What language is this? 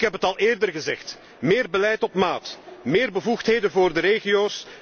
Dutch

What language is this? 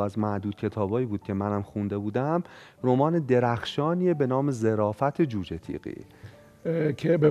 Persian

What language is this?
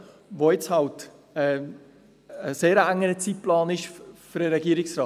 Swiss German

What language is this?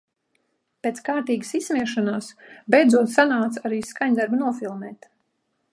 Latvian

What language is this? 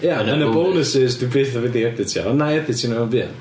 Welsh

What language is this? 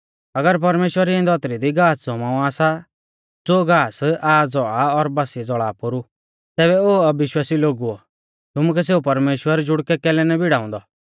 Mahasu Pahari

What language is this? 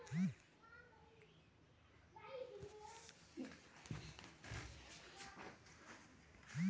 Bhojpuri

